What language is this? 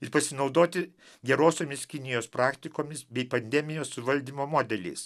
Lithuanian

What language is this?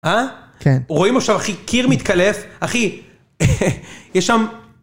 Hebrew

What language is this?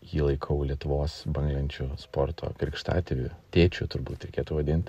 Lithuanian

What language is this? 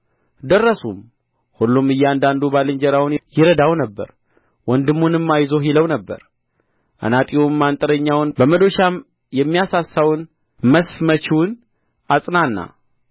Amharic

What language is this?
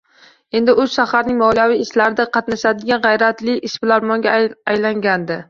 Uzbek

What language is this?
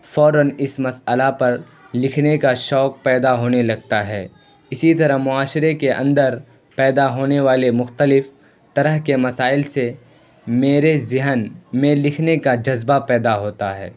Urdu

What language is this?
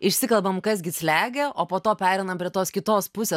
Lithuanian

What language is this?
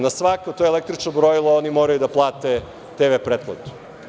Serbian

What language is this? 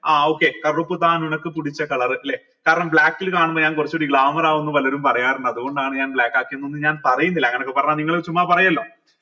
Malayalam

